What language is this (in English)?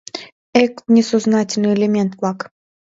Mari